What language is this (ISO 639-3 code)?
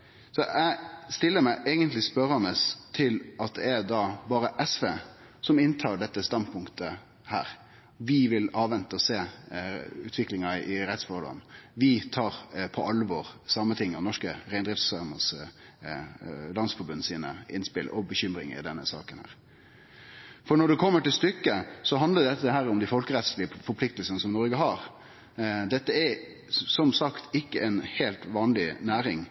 nno